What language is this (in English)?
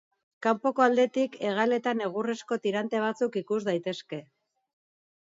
Basque